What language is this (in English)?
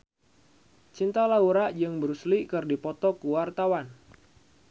Sundanese